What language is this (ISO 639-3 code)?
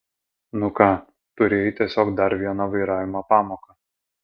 lit